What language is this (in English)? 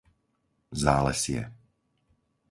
Slovak